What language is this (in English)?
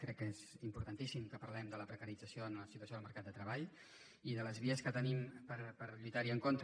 Catalan